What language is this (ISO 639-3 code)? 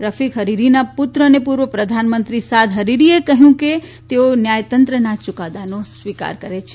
guj